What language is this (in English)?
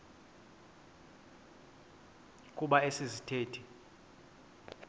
Xhosa